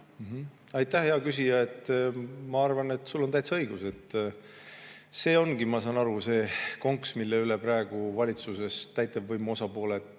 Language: Estonian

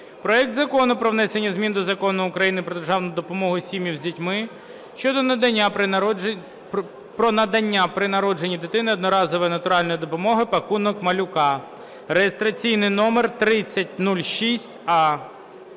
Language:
Ukrainian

